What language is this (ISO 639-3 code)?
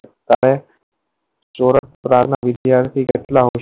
guj